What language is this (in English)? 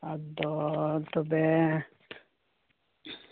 Santali